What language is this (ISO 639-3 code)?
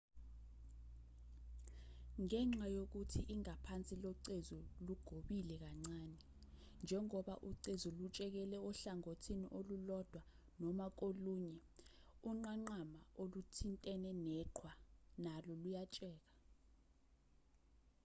zul